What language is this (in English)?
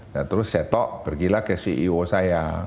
Indonesian